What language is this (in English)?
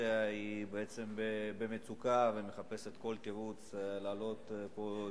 Hebrew